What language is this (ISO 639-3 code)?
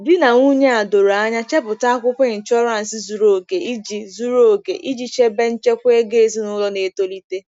ibo